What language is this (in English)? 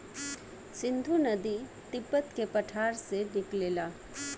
Bhojpuri